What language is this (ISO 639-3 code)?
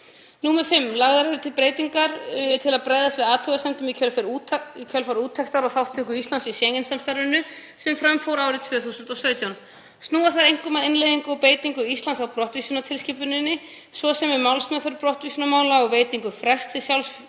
isl